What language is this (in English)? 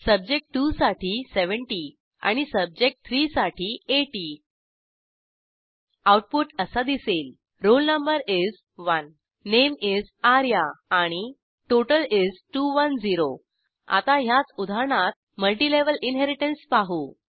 Marathi